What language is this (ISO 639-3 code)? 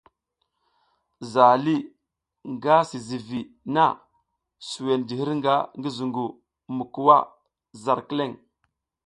giz